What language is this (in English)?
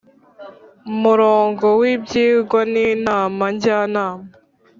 Kinyarwanda